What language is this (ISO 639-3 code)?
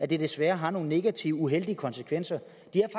dan